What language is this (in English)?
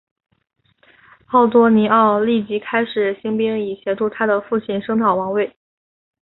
Chinese